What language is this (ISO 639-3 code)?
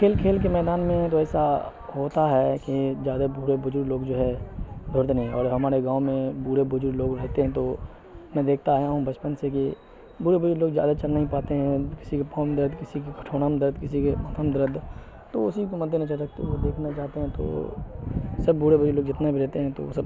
urd